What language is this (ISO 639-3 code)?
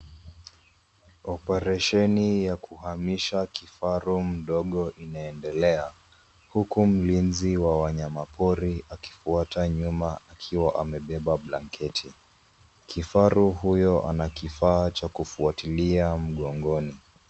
swa